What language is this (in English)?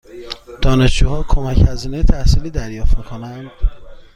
Persian